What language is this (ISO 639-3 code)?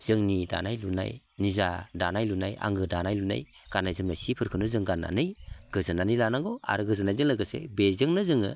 brx